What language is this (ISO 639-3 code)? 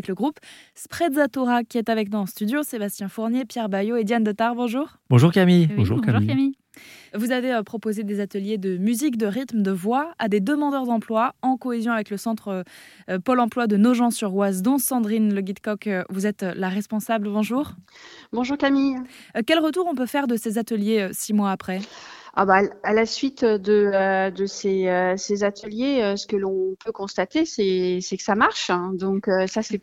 fra